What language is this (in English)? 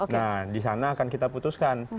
Indonesian